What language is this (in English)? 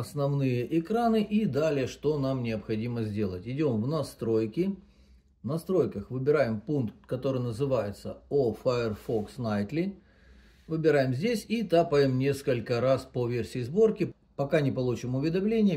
Russian